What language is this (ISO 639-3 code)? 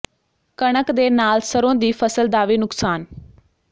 pan